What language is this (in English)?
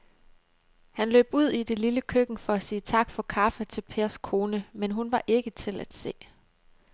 Danish